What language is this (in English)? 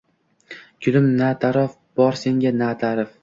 Uzbek